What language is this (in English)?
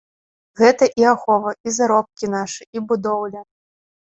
Belarusian